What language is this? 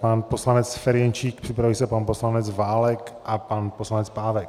Czech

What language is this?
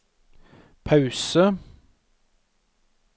Norwegian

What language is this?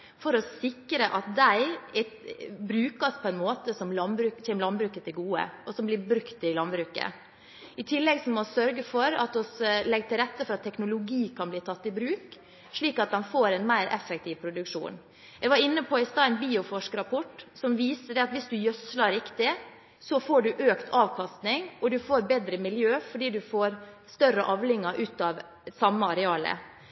Norwegian Bokmål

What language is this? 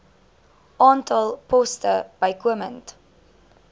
Afrikaans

